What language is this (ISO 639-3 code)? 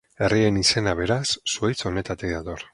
eus